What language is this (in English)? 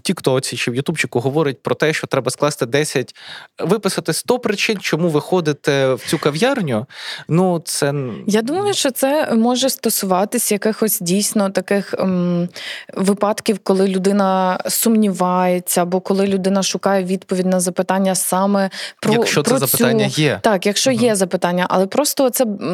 Ukrainian